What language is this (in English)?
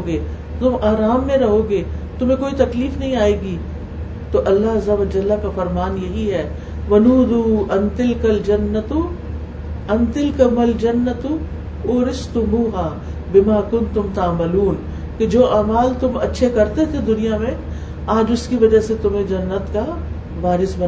Urdu